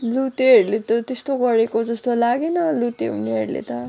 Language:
Nepali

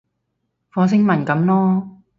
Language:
Cantonese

